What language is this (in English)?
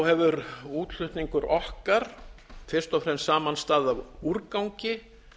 Icelandic